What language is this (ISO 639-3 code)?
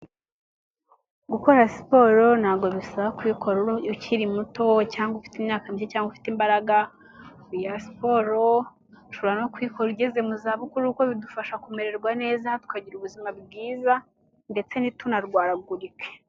kin